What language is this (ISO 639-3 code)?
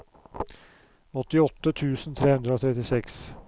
nor